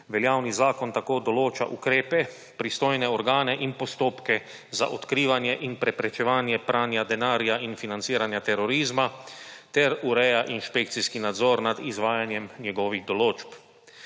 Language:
Slovenian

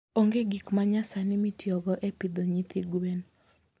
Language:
Luo (Kenya and Tanzania)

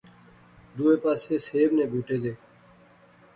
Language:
Pahari-Potwari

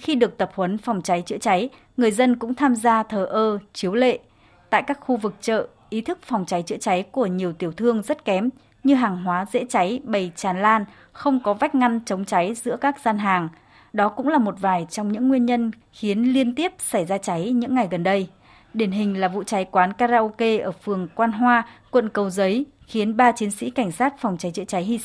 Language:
Vietnamese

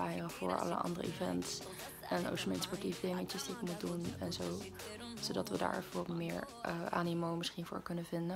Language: Dutch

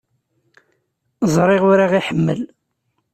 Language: Kabyle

